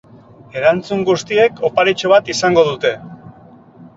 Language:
Basque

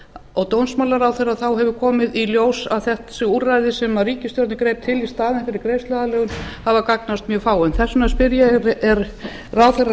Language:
Icelandic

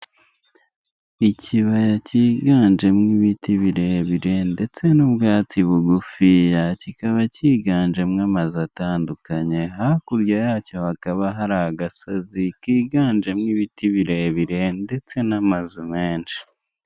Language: Kinyarwanda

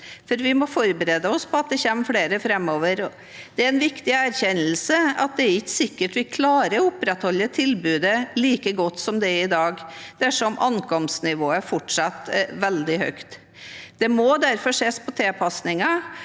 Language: Norwegian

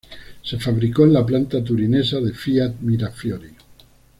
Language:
Spanish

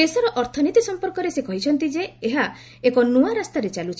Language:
Odia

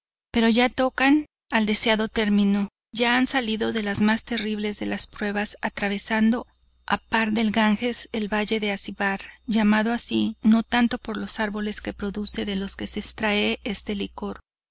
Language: Spanish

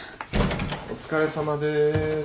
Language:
Japanese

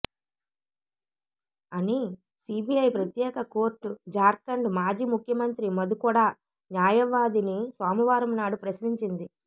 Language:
Telugu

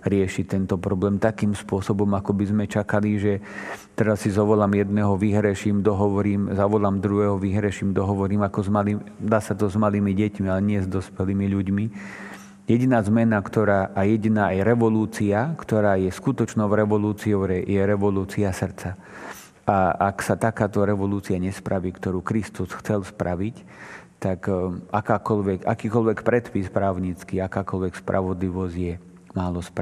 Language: Slovak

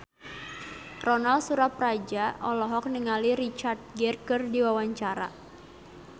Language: Sundanese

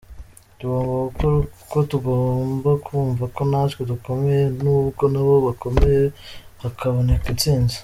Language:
Kinyarwanda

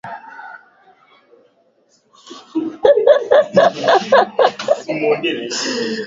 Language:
Swahili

